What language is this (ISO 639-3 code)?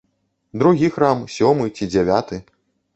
bel